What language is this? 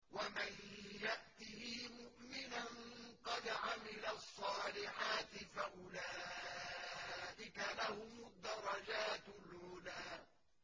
Arabic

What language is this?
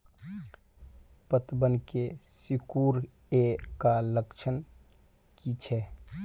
Magahi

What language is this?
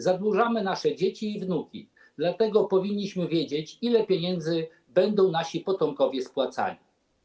Polish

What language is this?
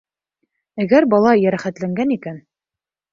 Bashkir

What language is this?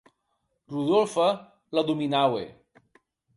Occitan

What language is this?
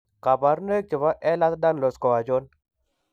Kalenjin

